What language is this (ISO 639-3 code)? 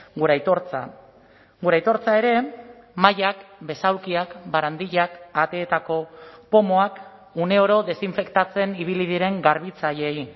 eus